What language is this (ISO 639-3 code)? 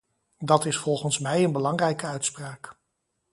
nld